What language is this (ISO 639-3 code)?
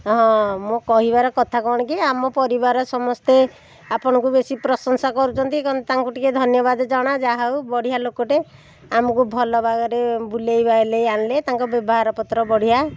ori